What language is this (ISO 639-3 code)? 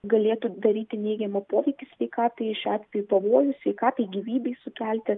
lit